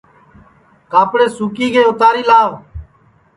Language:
Sansi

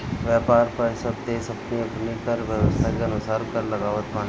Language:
Bhojpuri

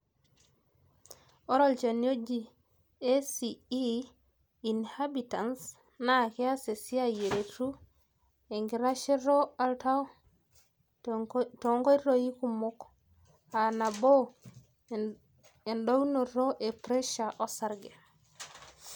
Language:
Masai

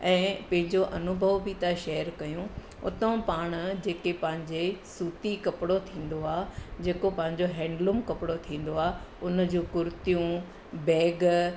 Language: Sindhi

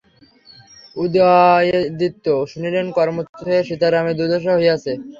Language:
Bangla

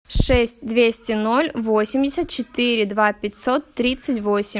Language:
Russian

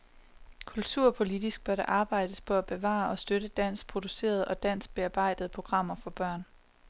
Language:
Danish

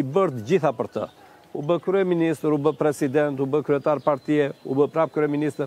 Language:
Romanian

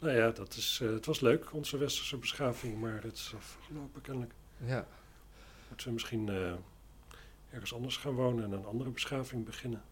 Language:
Dutch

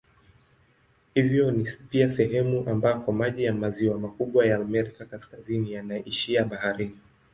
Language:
Swahili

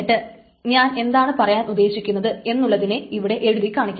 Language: Malayalam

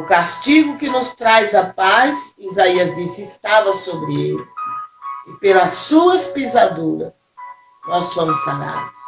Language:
Portuguese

